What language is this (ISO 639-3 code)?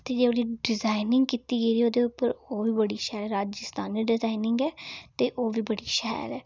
doi